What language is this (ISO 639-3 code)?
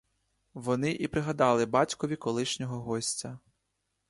ukr